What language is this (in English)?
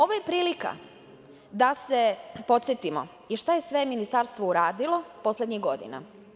Serbian